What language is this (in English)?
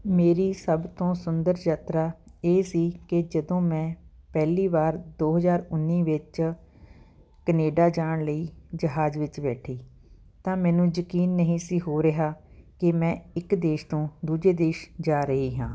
Punjabi